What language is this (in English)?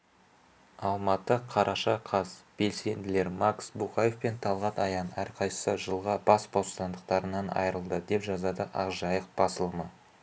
Kazakh